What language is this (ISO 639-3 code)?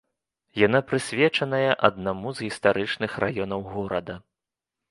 bel